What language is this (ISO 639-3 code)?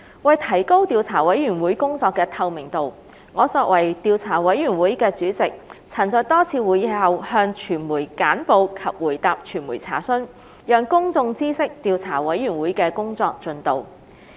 yue